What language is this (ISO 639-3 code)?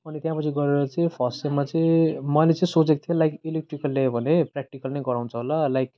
nep